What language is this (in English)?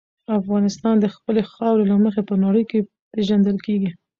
Pashto